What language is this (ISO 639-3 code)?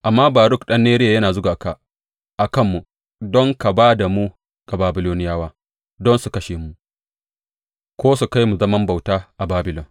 hau